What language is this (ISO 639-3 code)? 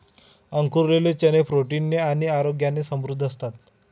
mar